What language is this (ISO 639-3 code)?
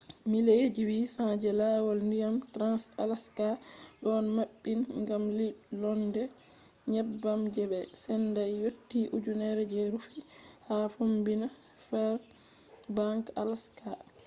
ful